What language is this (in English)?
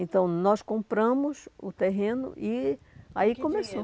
Portuguese